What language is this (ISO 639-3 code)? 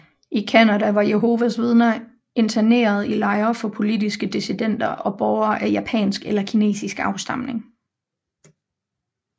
dan